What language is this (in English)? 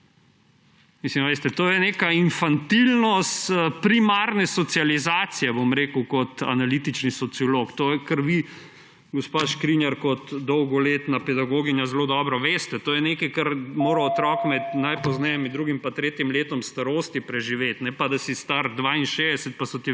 Slovenian